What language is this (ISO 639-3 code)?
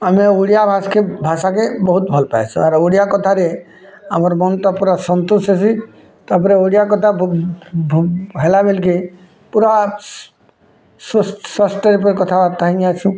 ori